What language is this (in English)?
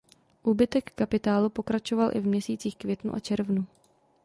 Czech